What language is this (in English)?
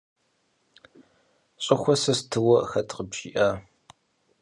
Kabardian